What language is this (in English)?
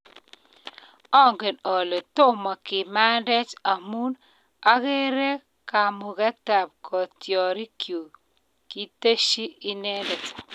Kalenjin